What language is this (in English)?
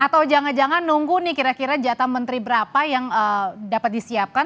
Indonesian